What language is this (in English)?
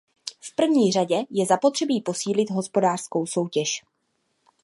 Czech